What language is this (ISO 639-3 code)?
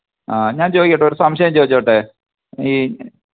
mal